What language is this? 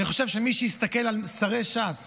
Hebrew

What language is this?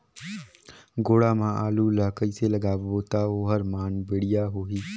Chhattisgarhi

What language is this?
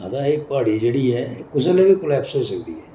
Dogri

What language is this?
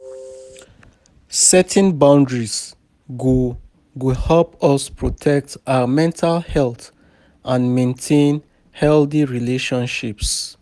Nigerian Pidgin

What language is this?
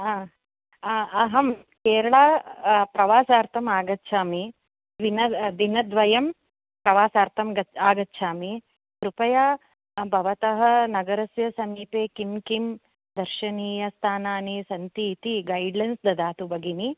Sanskrit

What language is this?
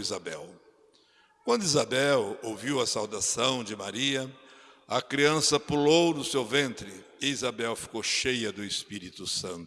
Portuguese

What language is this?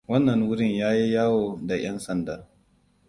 Hausa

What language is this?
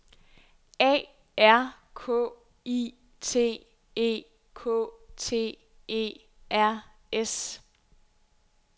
Danish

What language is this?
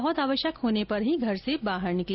Hindi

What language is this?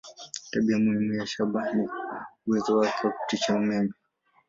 Swahili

